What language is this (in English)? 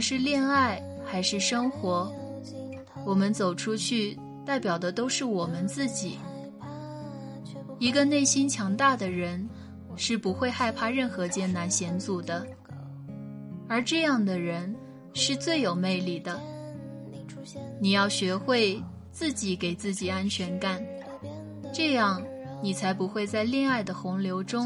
Chinese